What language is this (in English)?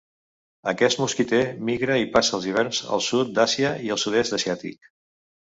Catalan